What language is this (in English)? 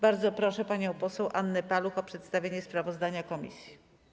Polish